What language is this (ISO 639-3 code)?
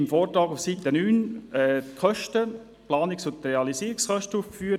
gsw